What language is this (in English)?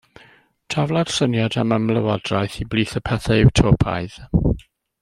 Welsh